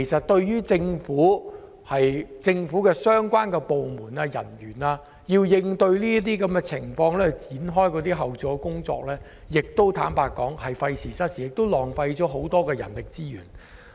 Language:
Cantonese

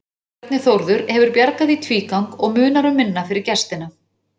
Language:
Icelandic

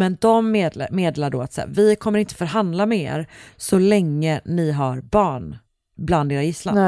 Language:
Swedish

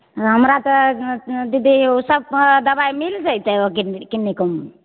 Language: Maithili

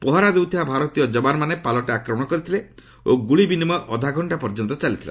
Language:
Odia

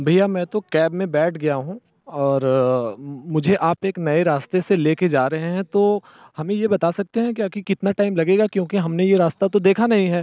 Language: Hindi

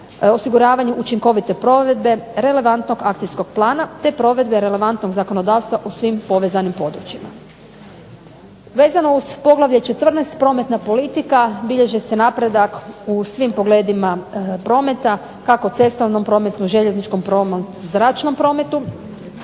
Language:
Croatian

